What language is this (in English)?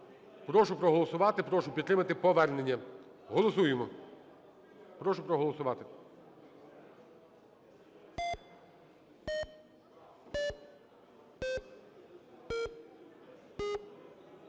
Ukrainian